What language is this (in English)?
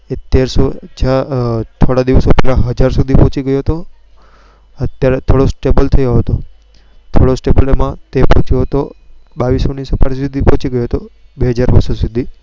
Gujarati